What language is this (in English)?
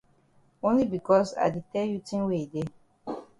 Cameroon Pidgin